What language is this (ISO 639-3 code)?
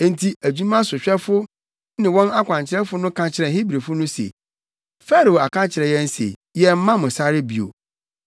aka